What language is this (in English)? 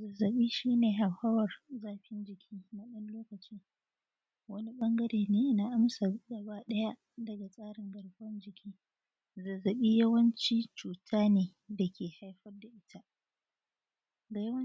Hausa